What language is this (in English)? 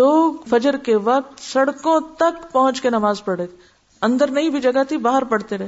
Urdu